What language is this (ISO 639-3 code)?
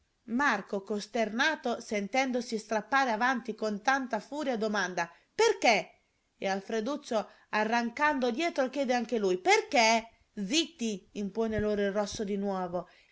ita